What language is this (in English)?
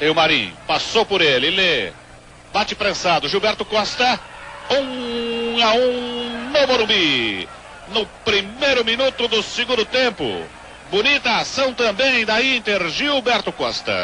Portuguese